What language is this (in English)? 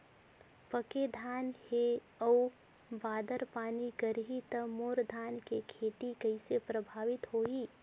Chhattisgarhi